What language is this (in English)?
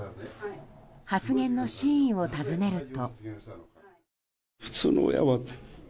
Japanese